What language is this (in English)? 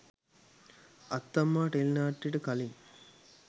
Sinhala